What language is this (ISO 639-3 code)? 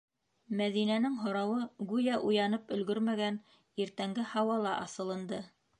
bak